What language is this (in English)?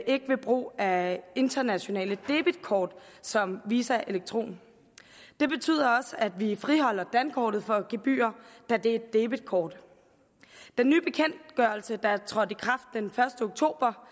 Danish